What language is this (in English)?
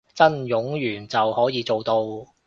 Cantonese